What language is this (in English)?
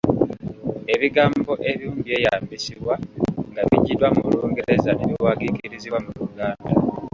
Ganda